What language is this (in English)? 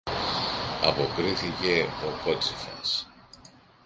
Greek